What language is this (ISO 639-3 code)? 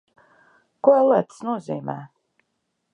lav